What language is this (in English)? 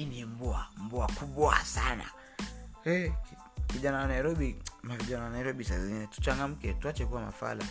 Swahili